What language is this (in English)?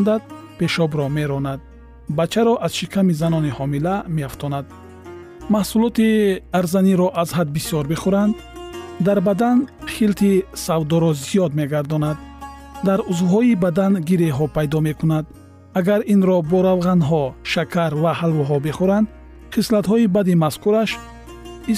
Persian